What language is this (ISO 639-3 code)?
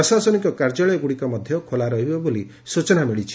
ori